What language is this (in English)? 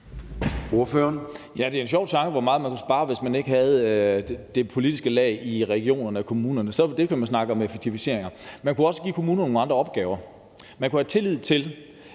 Danish